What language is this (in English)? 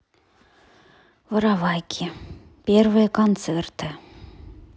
Russian